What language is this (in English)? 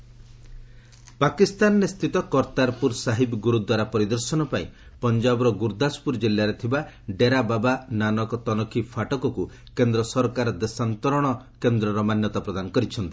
Odia